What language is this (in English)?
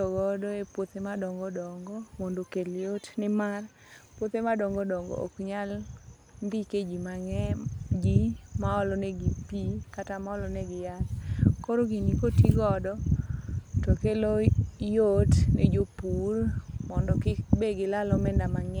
Luo (Kenya and Tanzania)